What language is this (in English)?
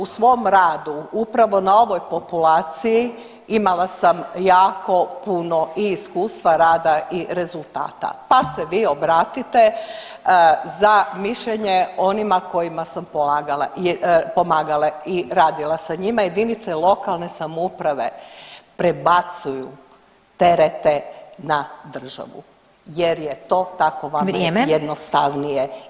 Croatian